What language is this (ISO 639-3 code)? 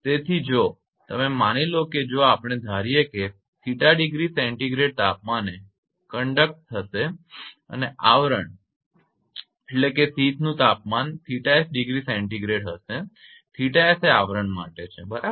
guj